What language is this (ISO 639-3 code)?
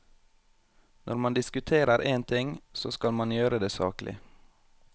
nor